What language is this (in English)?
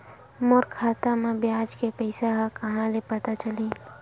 Chhattisgarhi